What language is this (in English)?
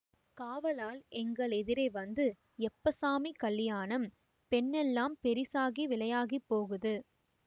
Tamil